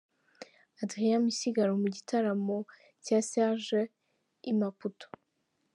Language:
Kinyarwanda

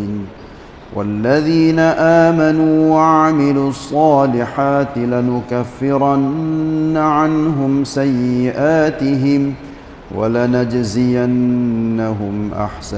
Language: Malay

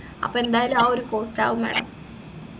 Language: Malayalam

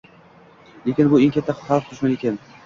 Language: Uzbek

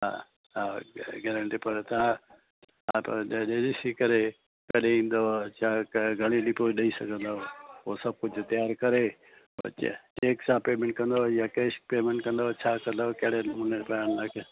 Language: Sindhi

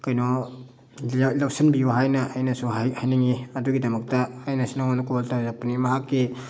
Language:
Manipuri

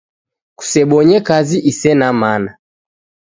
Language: Taita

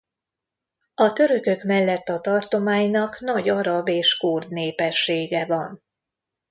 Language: Hungarian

